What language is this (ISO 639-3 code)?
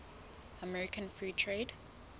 sot